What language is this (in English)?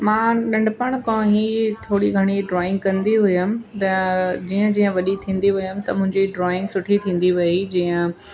Sindhi